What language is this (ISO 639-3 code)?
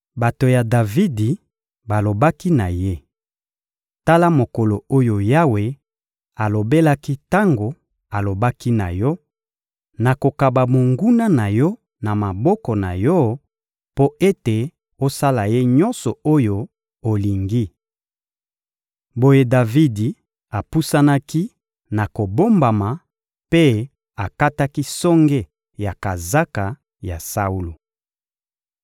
lin